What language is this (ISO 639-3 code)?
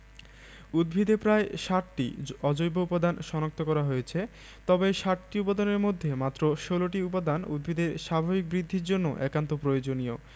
ben